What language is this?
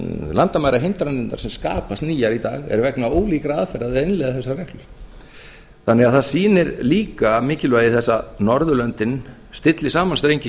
Icelandic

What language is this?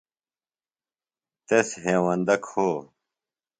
Phalura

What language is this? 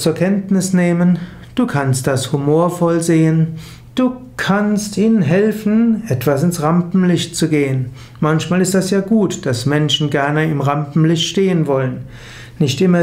German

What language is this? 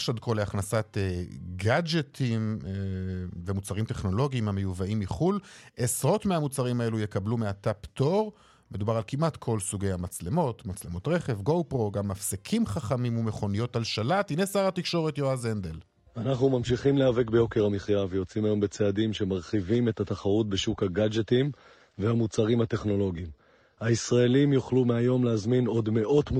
Hebrew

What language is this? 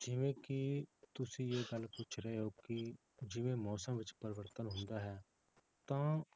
Punjabi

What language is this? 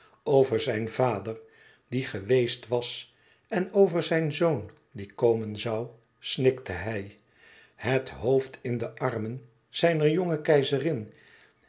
Dutch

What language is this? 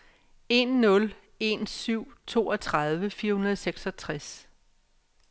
Danish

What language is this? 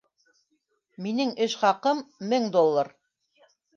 Bashkir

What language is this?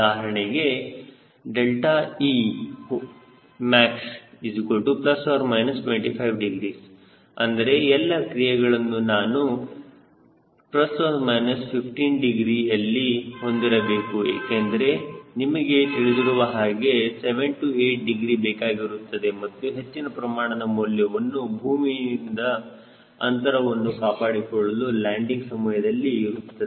Kannada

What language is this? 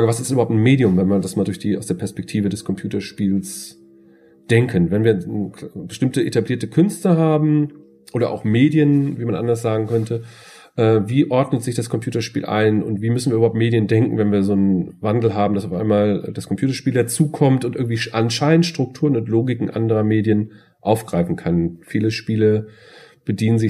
German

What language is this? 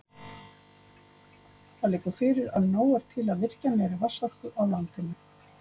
Icelandic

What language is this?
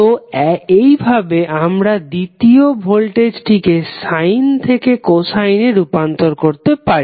Bangla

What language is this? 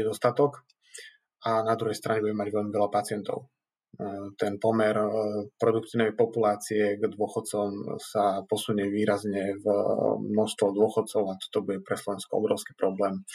Slovak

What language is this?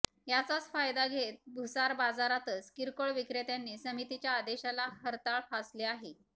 Marathi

